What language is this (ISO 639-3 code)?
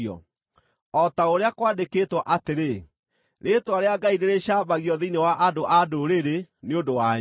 kik